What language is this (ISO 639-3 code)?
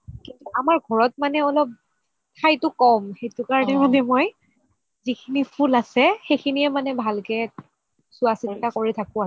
asm